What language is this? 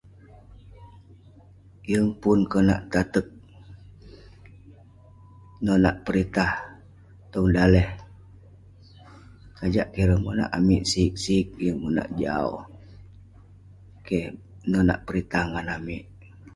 Western Penan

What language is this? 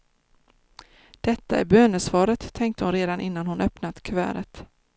Swedish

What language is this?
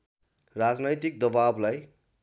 Nepali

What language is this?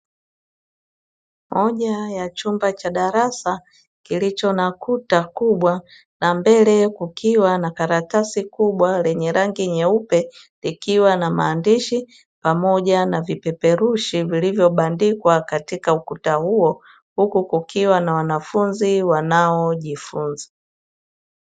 Swahili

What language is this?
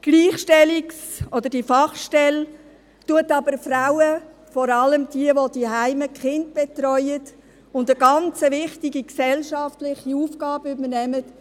Swiss German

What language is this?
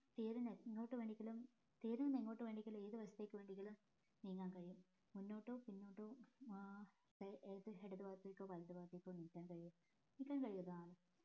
Malayalam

